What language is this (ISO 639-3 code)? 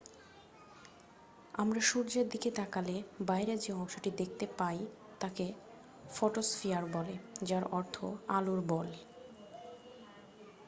ben